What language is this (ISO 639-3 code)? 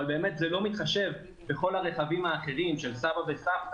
heb